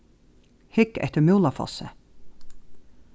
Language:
Faroese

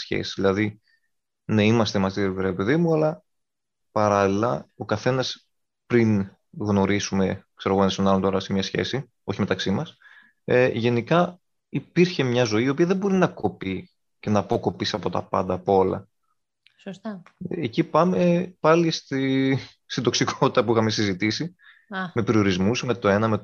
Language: Greek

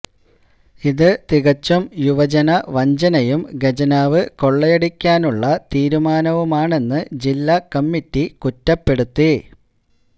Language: Malayalam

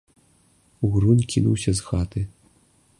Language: Belarusian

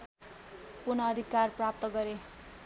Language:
Nepali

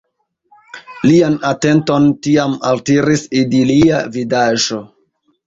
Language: Esperanto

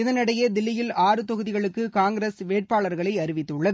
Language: Tamil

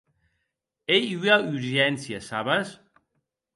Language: Occitan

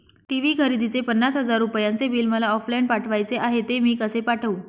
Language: Marathi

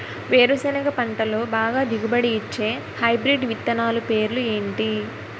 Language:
Telugu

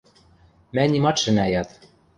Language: Western Mari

